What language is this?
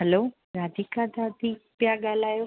Sindhi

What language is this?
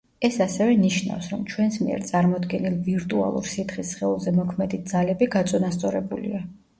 Georgian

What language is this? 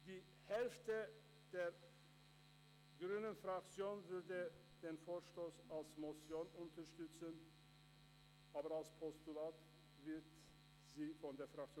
Swiss German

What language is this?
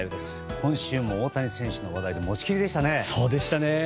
Japanese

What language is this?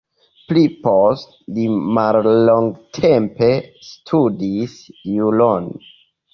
Esperanto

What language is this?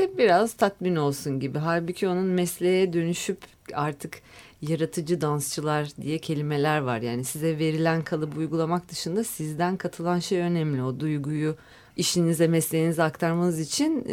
Turkish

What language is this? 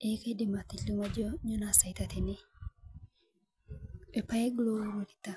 Masai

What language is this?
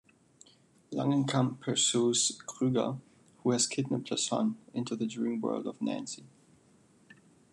English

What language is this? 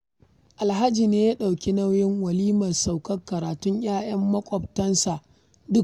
Hausa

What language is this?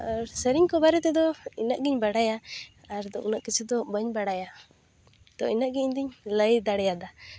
Santali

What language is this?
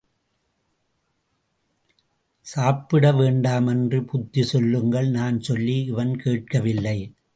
Tamil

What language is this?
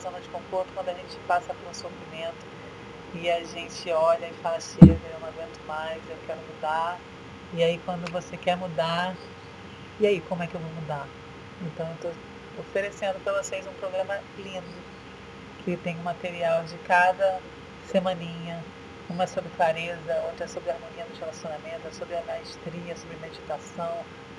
Portuguese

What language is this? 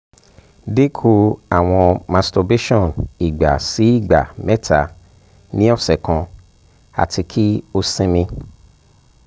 Yoruba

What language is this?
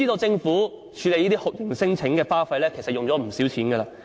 Cantonese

